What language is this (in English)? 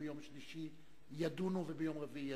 Hebrew